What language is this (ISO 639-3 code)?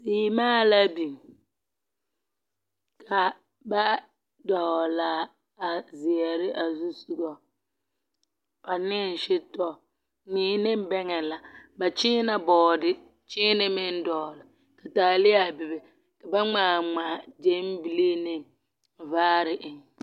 dga